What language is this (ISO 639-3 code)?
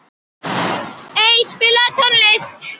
isl